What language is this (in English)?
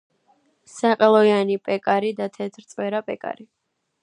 Georgian